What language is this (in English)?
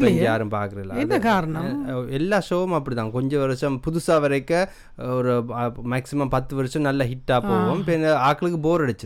Tamil